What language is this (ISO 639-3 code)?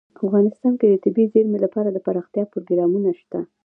pus